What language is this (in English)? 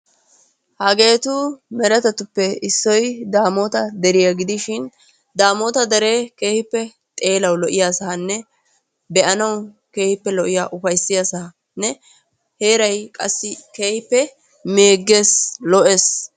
Wolaytta